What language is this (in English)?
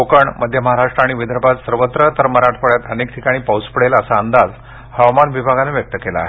Marathi